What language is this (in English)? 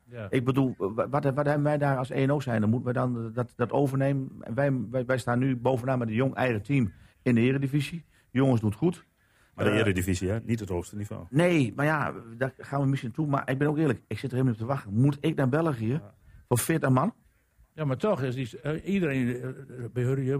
Dutch